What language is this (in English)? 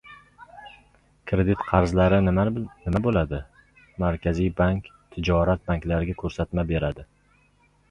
Uzbek